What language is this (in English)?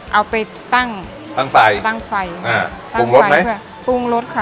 Thai